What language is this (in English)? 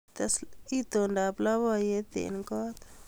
Kalenjin